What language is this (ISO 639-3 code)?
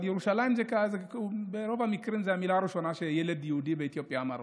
heb